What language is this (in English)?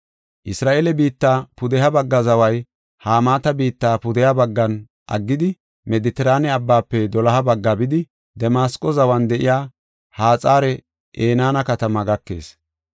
Gofa